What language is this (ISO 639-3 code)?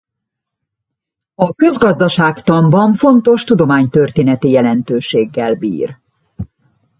hun